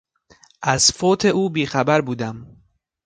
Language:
Persian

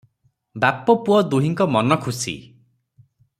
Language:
Odia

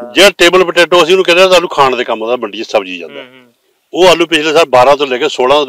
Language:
Punjabi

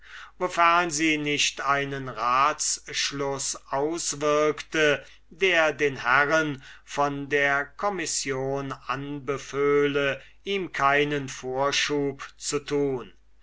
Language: German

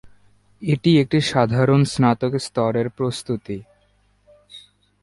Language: Bangla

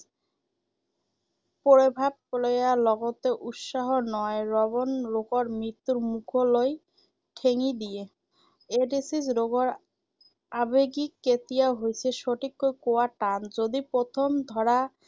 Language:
Assamese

